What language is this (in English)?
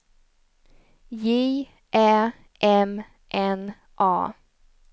Swedish